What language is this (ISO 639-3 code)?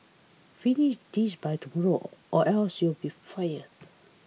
eng